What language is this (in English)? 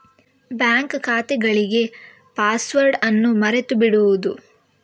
Kannada